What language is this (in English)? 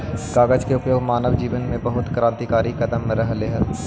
Magahi